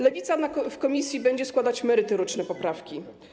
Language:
Polish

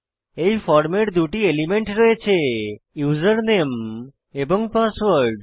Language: Bangla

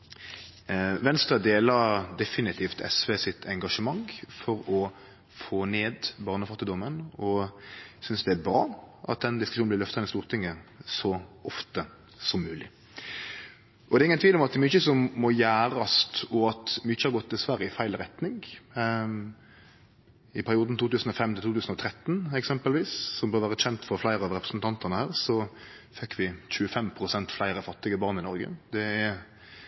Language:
Norwegian Nynorsk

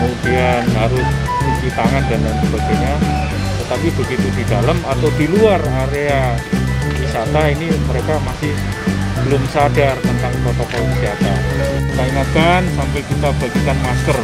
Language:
Indonesian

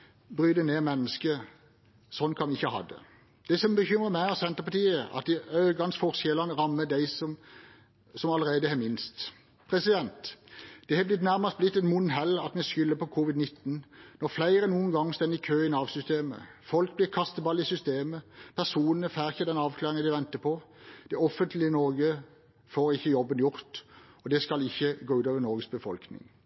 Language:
Norwegian Bokmål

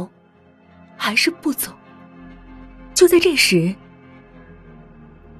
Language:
Chinese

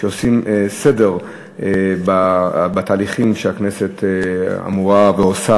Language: Hebrew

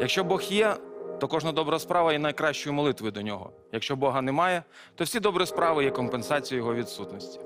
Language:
Ukrainian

